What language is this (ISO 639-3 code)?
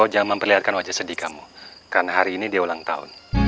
ind